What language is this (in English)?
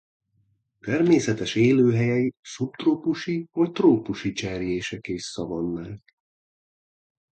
Hungarian